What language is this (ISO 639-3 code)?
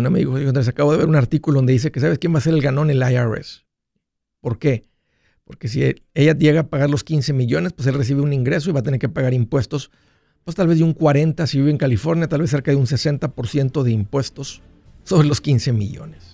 spa